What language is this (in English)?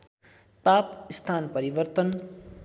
Nepali